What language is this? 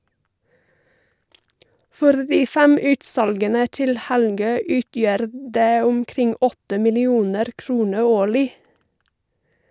Norwegian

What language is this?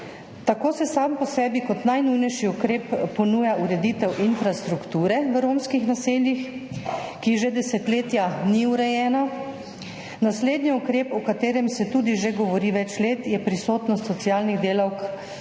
Slovenian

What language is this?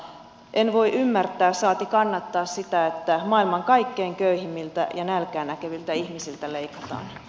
Finnish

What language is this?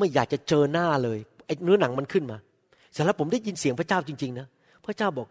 Thai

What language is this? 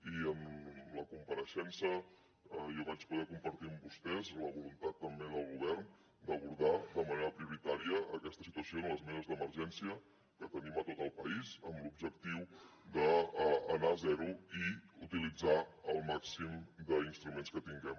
Catalan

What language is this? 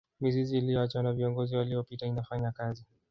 Swahili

